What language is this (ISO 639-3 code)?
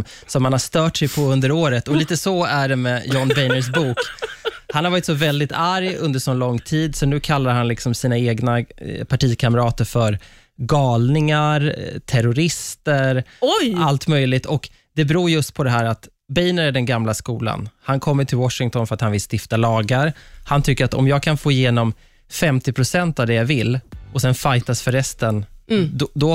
swe